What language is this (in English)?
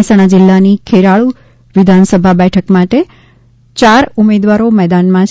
Gujarati